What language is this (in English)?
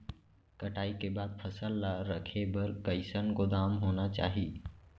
Chhattisgarhi